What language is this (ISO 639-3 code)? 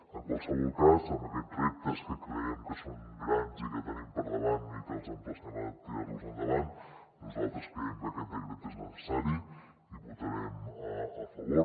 cat